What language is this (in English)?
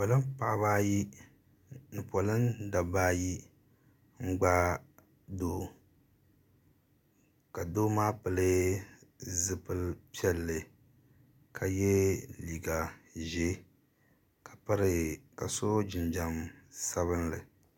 Dagbani